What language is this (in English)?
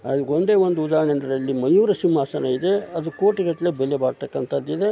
Kannada